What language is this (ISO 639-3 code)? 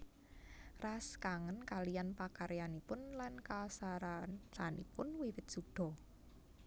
jav